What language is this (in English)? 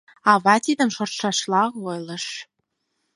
Mari